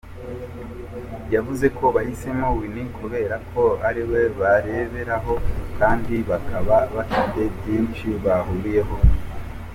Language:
Kinyarwanda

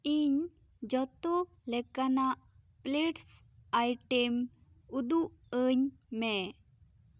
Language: Santali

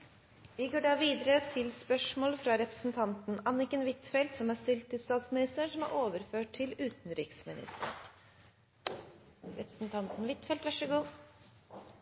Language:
Norwegian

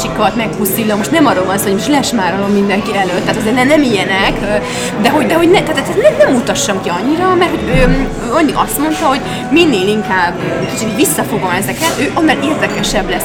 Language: Hungarian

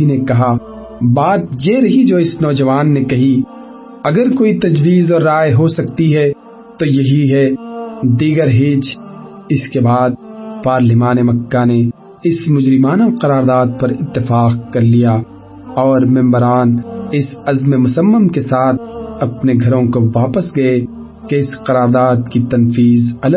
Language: Urdu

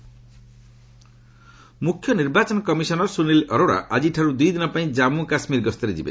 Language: Odia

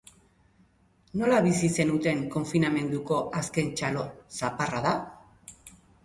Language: Basque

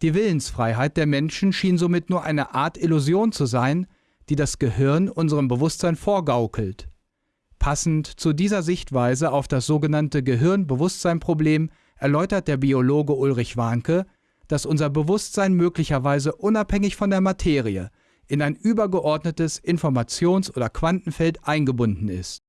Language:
German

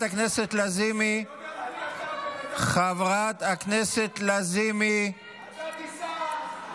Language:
Hebrew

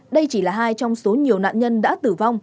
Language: Vietnamese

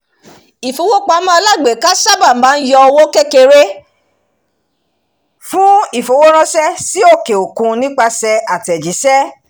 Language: Yoruba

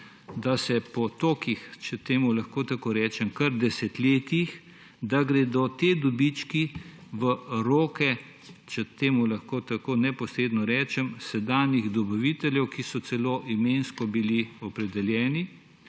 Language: Slovenian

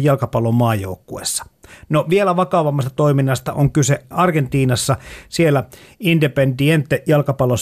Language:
Finnish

